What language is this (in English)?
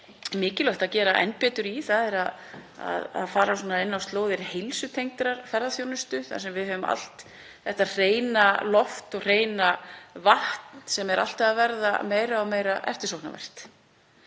Icelandic